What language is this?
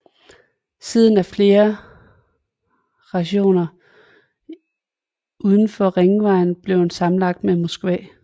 Danish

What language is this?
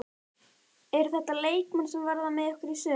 Icelandic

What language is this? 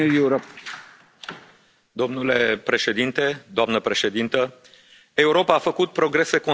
Romanian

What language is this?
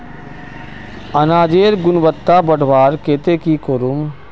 Magahi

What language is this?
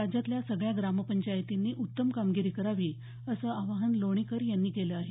Marathi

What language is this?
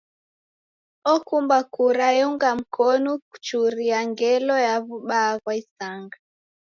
Taita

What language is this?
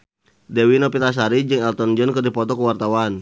Sundanese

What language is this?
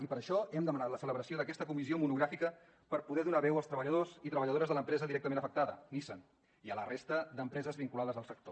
Catalan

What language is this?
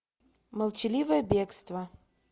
Russian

